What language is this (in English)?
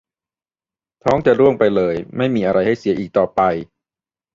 Thai